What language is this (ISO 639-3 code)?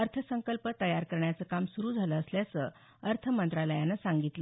mar